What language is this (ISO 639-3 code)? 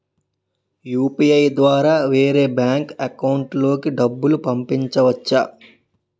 tel